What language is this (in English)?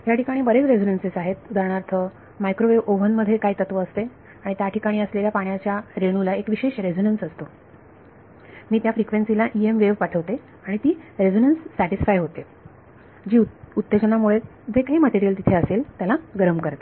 Marathi